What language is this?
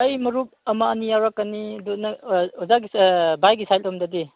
Manipuri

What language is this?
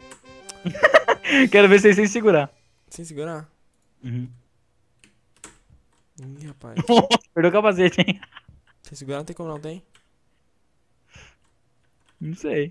Portuguese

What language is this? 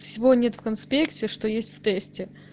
Russian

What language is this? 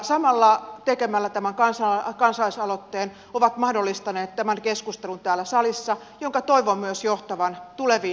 Finnish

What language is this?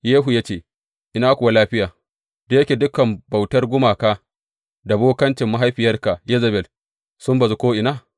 Hausa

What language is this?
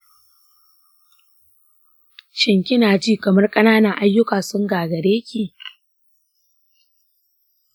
Hausa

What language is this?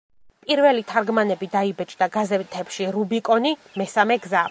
Georgian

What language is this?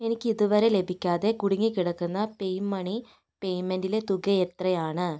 Malayalam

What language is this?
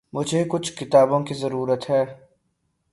Urdu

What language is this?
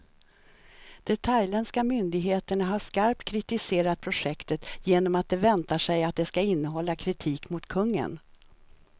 Swedish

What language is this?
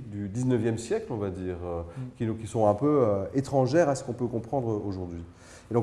French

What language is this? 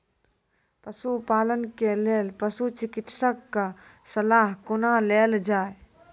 Maithili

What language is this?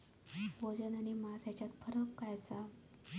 Marathi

